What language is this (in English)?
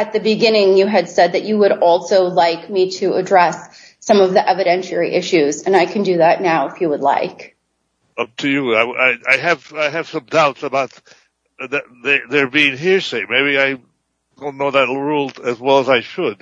English